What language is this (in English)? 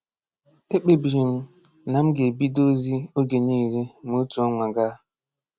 Igbo